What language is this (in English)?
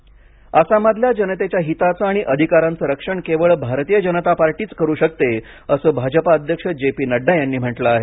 Marathi